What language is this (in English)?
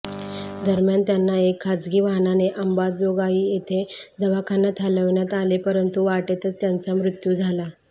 Marathi